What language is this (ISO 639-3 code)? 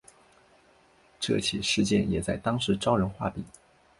zho